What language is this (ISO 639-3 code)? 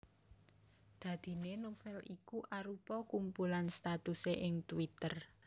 jav